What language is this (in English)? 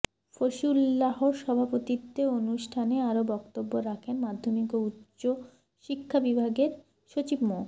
Bangla